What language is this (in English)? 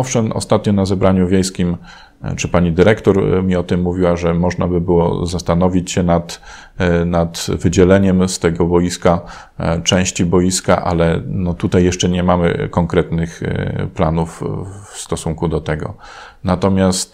Polish